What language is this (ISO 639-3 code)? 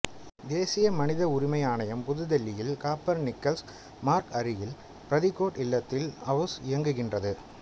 tam